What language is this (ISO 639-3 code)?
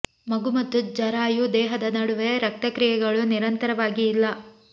kan